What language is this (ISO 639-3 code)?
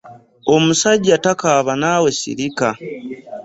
lug